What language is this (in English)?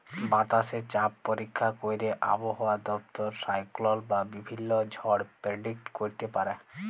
Bangla